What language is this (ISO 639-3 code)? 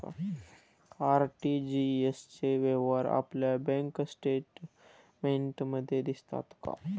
mar